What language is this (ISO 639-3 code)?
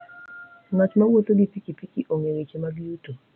luo